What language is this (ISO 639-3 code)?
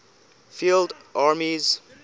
eng